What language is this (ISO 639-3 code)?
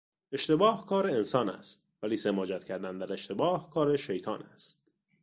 fas